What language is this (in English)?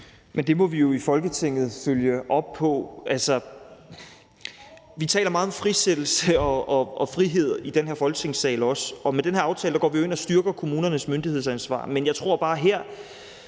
Danish